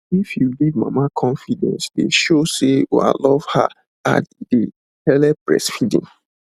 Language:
Nigerian Pidgin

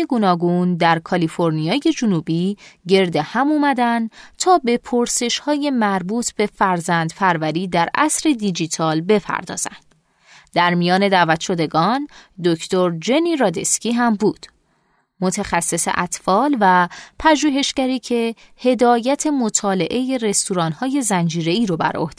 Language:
Persian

